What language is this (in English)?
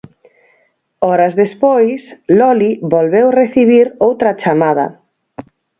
Galician